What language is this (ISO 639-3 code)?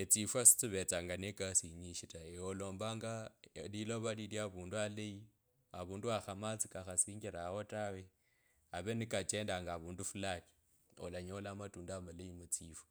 lkb